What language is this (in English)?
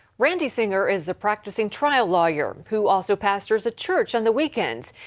English